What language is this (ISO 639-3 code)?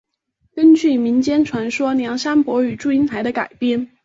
zho